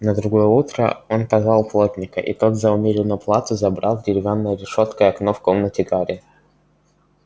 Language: Russian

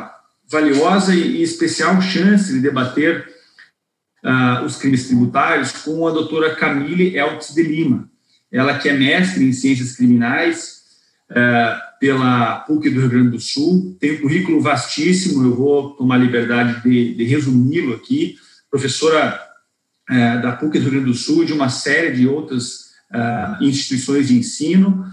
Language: Portuguese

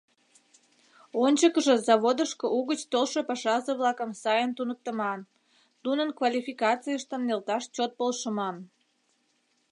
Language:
Mari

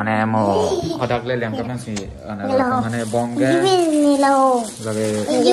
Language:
Thai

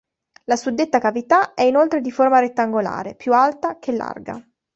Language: Italian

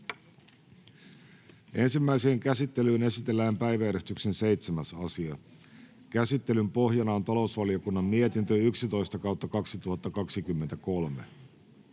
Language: Finnish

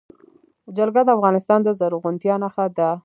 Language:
Pashto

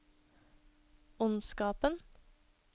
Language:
Norwegian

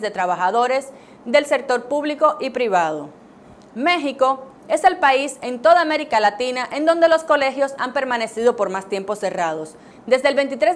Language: Spanish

